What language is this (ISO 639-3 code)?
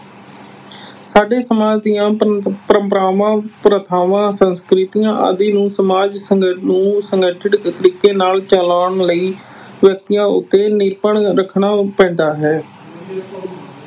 pan